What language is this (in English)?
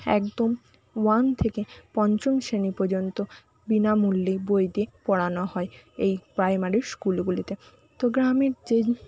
Bangla